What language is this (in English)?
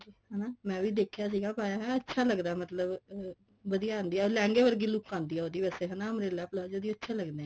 Punjabi